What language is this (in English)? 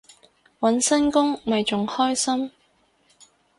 Cantonese